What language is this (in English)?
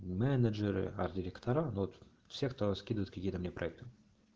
Russian